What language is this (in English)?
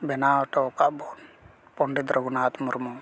Santali